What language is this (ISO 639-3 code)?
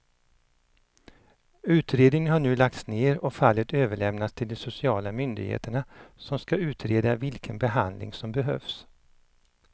swe